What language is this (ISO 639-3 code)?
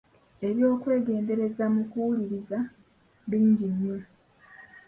lug